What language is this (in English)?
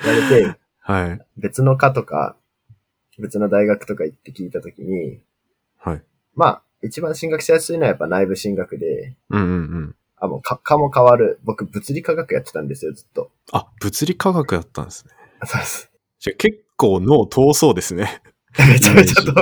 Japanese